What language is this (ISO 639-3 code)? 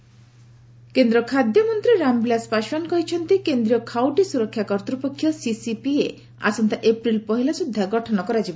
ori